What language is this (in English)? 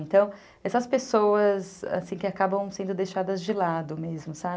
Portuguese